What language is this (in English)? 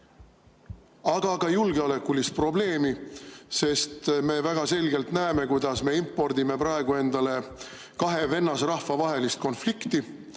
Estonian